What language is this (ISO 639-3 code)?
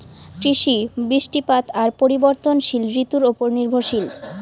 ben